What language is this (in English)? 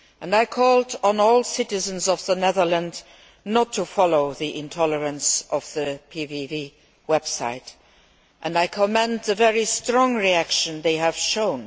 English